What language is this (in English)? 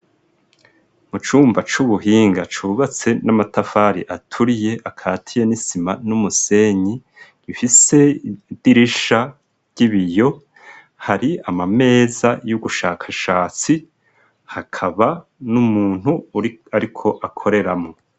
Rundi